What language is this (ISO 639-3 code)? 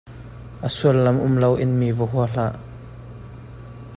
cnh